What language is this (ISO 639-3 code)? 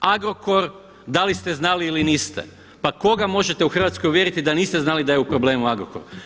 hrv